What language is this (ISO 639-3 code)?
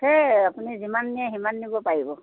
asm